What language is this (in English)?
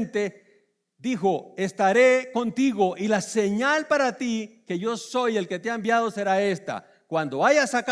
Spanish